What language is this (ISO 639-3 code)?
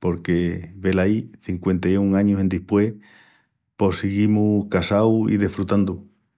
ext